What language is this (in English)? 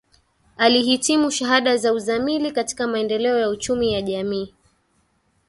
Swahili